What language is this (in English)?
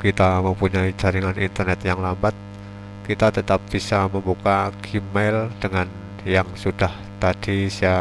Indonesian